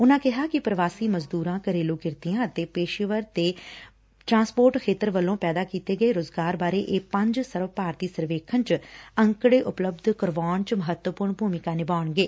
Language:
Punjabi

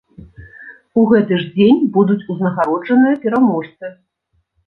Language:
Belarusian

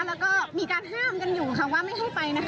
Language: Thai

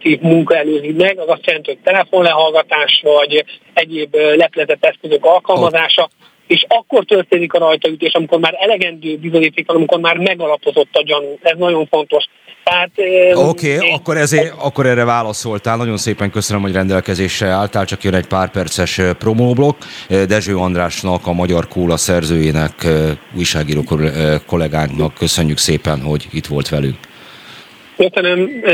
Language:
Hungarian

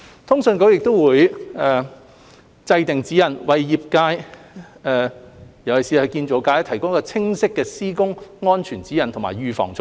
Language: Cantonese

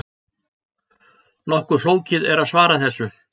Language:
Icelandic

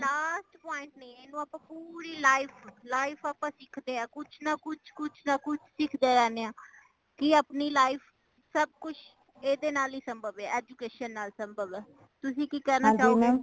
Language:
Punjabi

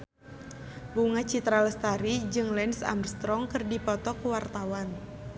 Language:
Sundanese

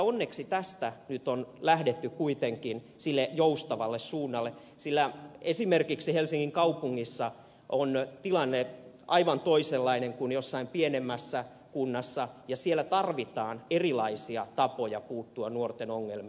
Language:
Finnish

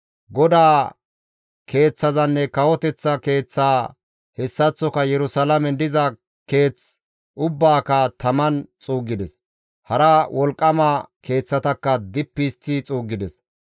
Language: Gamo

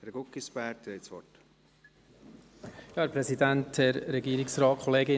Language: Swiss German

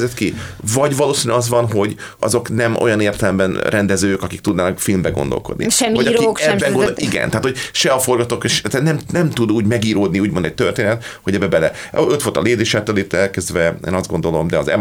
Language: Hungarian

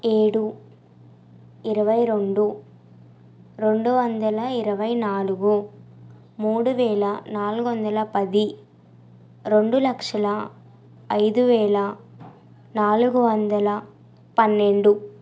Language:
Telugu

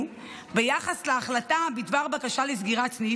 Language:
Hebrew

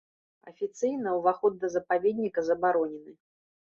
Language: Belarusian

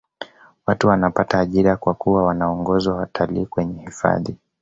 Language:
Swahili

